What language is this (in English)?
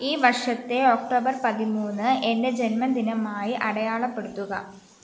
Malayalam